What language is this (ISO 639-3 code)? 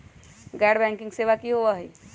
mag